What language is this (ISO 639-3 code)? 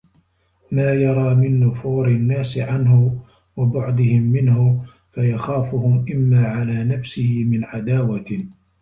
ara